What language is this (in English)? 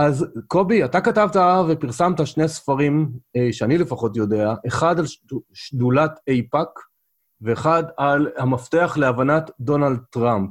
Hebrew